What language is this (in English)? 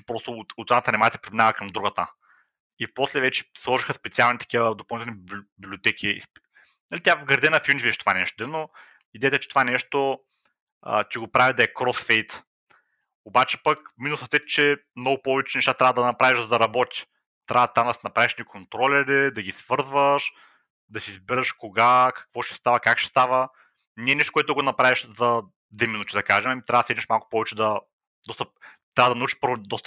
Bulgarian